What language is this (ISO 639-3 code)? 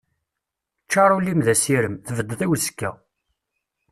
kab